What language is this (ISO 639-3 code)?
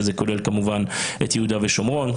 heb